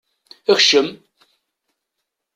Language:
Kabyle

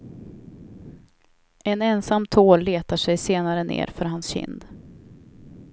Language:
Swedish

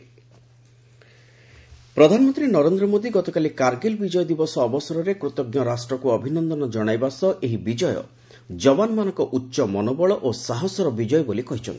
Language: Odia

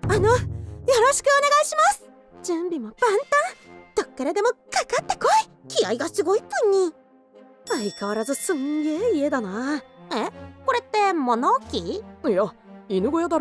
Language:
Japanese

